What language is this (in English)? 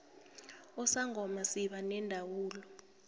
South Ndebele